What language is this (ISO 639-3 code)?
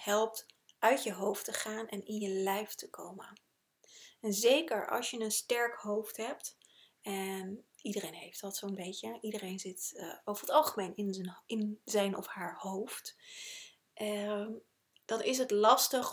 nld